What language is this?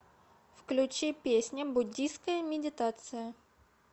Russian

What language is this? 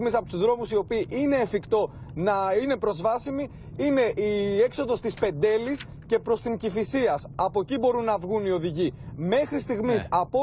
Greek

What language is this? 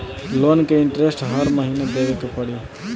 Bhojpuri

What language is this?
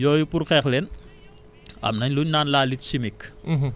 Wolof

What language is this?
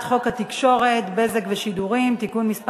Hebrew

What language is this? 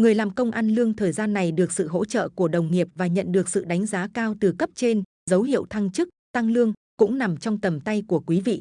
Vietnamese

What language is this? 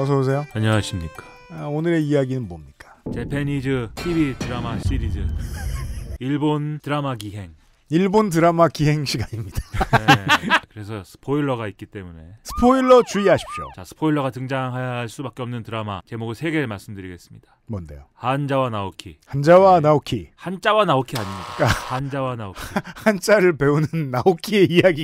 Korean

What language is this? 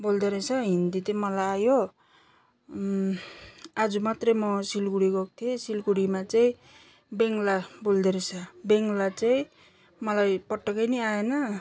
Nepali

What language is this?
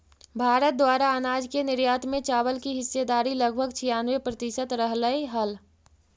Magahi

